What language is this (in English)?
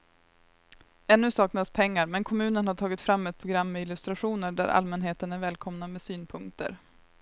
Swedish